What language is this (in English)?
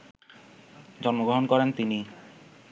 Bangla